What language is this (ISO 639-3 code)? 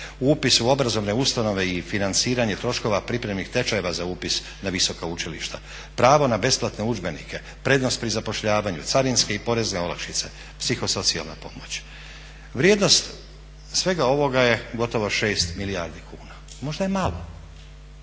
hrv